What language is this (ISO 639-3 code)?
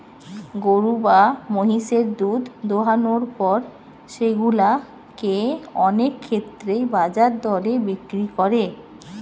ben